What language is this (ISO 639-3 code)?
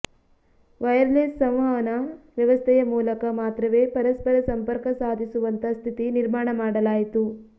kan